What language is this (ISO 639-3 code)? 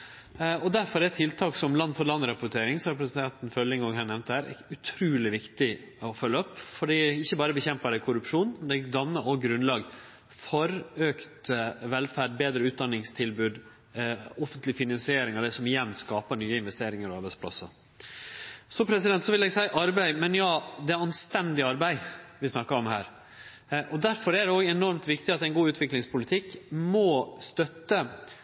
nno